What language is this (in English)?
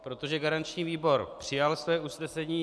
Czech